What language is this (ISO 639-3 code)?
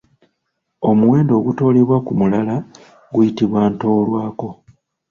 lug